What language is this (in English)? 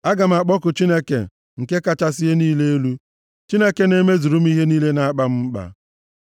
Igbo